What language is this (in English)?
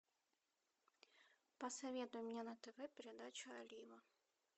Russian